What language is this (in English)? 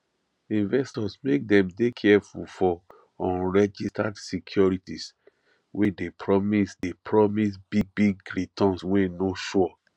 Nigerian Pidgin